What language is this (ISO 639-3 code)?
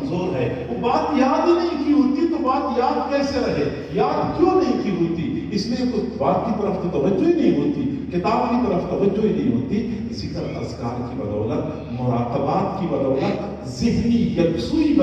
ron